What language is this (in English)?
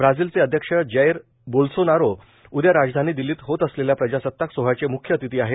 Marathi